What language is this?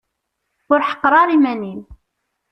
Kabyle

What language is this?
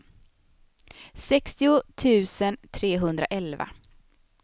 Swedish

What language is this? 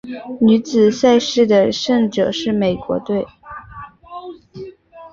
Chinese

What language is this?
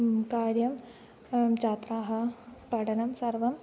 Sanskrit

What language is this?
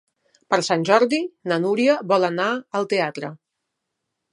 Catalan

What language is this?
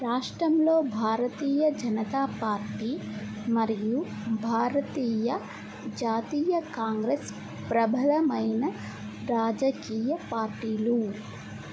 Telugu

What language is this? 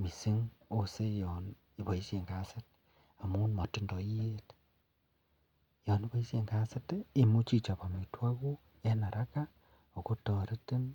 Kalenjin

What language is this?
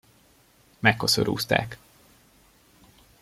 Hungarian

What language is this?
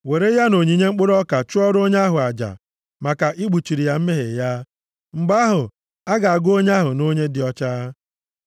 Igbo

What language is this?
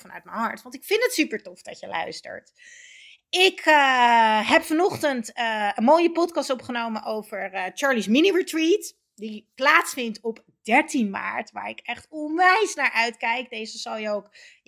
Dutch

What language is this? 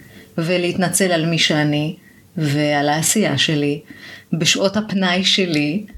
Hebrew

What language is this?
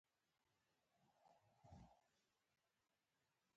Pashto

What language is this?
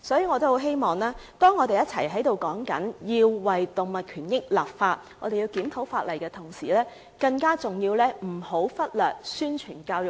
Cantonese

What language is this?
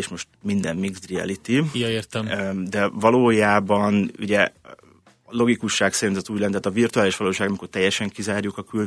Hungarian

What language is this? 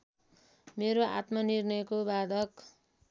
Nepali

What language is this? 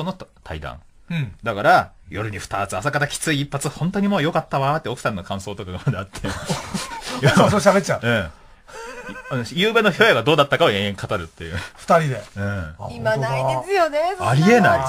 Japanese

